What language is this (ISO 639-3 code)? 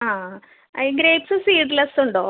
mal